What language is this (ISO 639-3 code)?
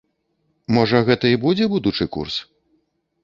bel